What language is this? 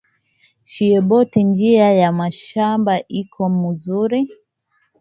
Swahili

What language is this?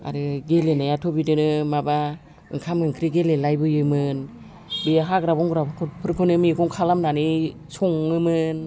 Bodo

